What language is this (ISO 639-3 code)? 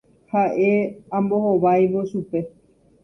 grn